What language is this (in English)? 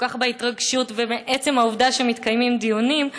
Hebrew